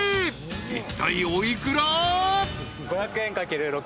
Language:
Japanese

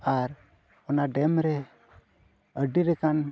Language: Santali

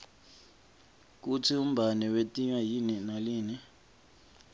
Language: Swati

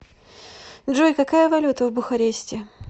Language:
Russian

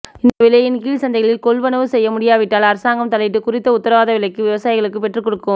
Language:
Tamil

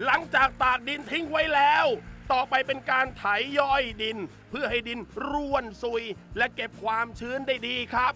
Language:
Thai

